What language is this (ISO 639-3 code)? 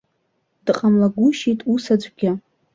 abk